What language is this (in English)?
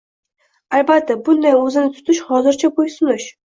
Uzbek